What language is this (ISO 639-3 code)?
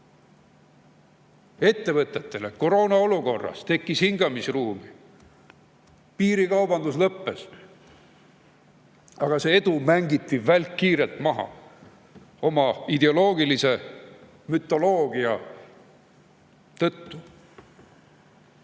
est